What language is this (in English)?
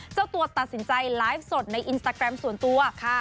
Thai